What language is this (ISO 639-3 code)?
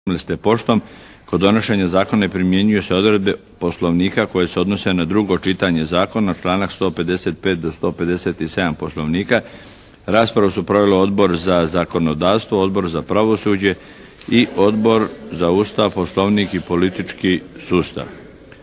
hrv